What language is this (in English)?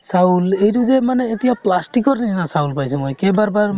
Assamese